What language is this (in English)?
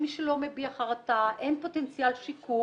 Hebrew